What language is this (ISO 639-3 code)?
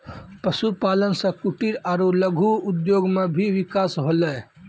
mai